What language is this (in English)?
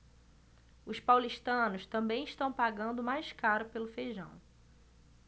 Portuguese